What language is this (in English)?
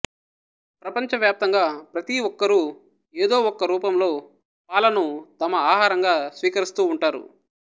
Telugu